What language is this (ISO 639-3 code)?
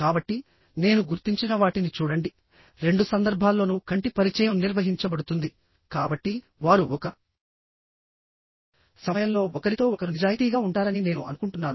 tel